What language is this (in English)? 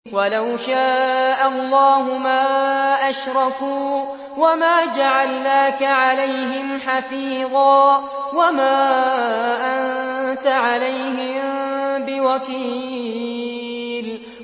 Arabic